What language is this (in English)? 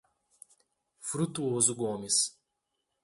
Portuguese